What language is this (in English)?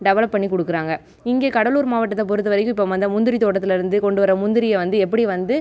Tamil